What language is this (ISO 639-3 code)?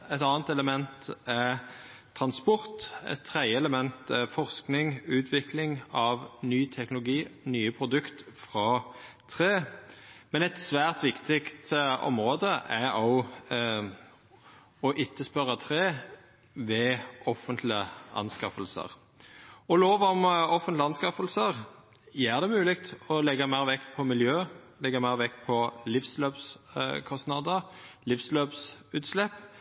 nno